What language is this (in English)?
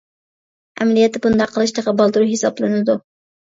Uyghur